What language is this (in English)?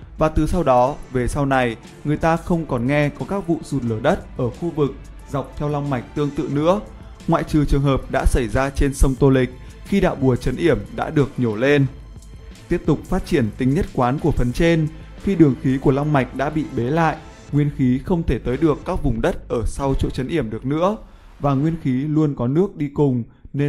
Vietnamese